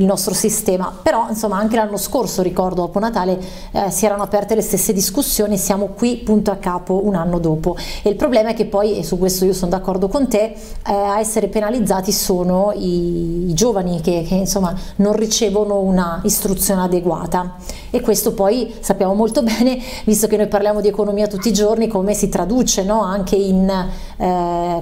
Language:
Italian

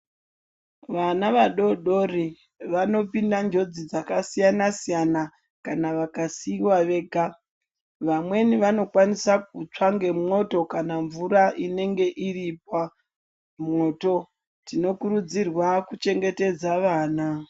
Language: Ndau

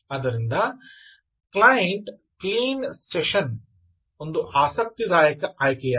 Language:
Kannada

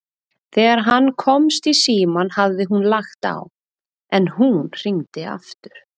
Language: Icelandic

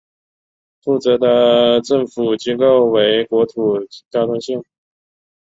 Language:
Chinese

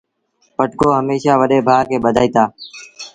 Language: Sindhi Bhil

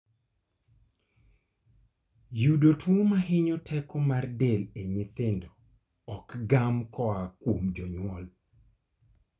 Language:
Luo (Kenya and Tanzania)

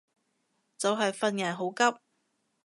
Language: Cantonese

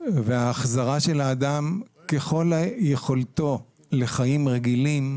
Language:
Hebrew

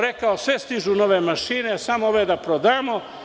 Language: Serbian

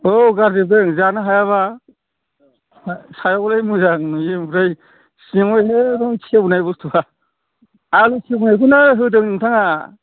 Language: Bodo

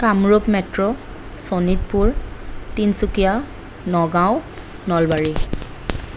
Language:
Assamese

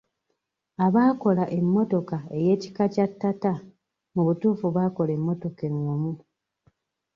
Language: Ganda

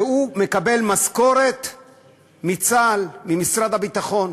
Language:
Hebrew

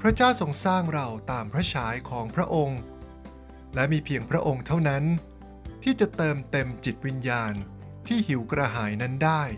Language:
Thai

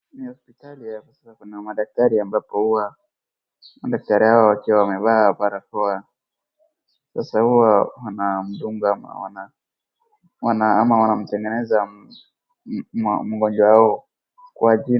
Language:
Swahili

